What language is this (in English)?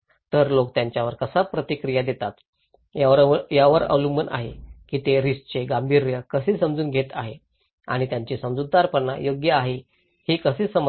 Marathi